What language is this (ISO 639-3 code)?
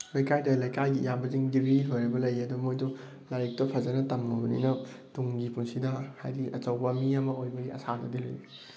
mni